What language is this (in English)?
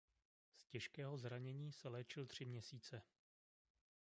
Czech